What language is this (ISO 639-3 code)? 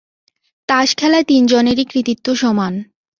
ben